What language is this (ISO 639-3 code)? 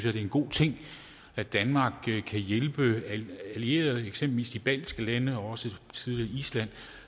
dan